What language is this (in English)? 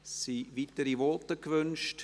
Swiss German